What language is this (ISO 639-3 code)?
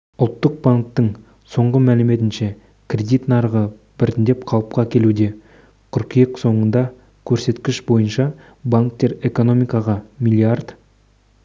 kaz